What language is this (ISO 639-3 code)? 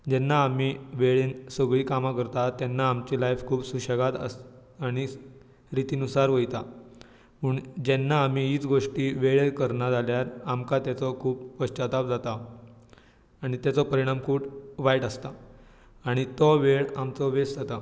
kok